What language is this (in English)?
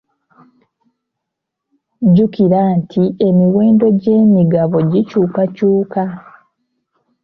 Ganda